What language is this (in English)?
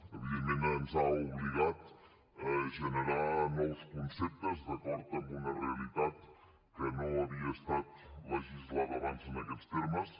Catalan